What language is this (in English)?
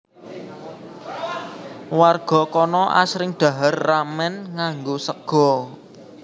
Javanese